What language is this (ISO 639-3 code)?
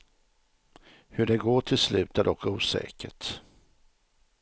swe